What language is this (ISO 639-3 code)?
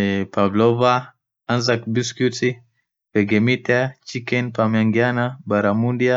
orc